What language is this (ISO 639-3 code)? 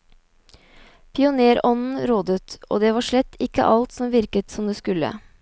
nor